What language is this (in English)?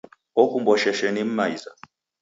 Taita